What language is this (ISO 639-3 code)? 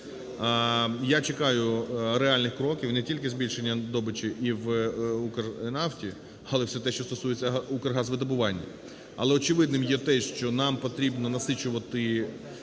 ukr